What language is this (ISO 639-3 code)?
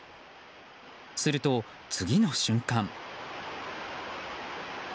jpn